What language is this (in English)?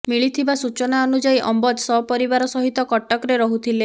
Odia